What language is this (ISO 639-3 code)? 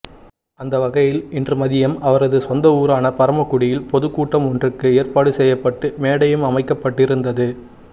tam